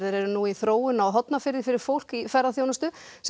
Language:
Icelandic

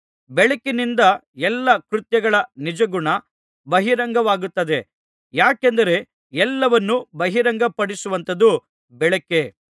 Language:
Kannada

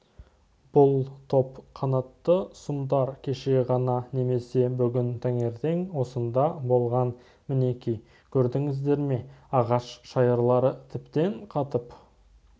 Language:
Kazakh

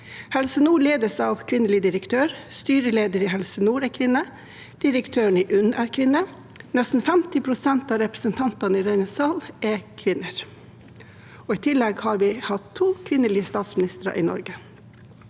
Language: Norwegian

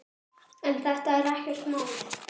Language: Icelandic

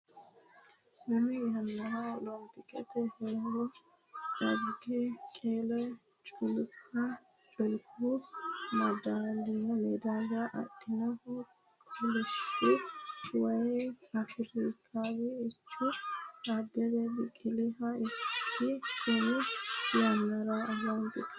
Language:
Sidamo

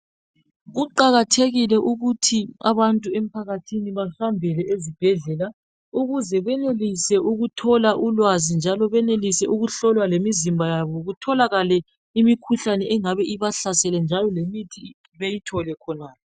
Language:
North Ndebele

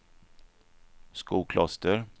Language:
Swedish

